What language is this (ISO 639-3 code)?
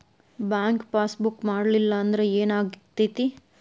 kan